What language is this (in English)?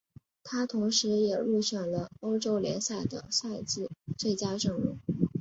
Chinese